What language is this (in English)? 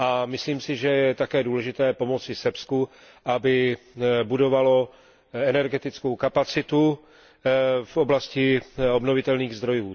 Czech